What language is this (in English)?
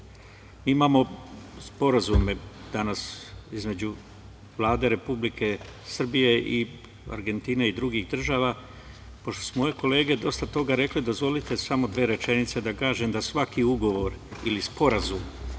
Serbian